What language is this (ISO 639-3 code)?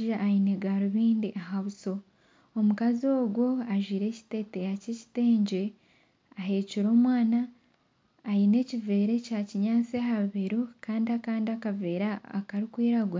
nyn